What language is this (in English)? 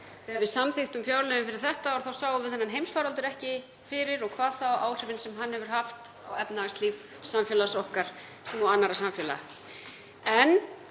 Icelandic